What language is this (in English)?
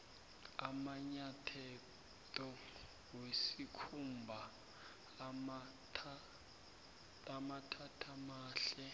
South Ndebele